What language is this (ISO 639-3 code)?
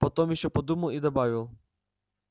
rus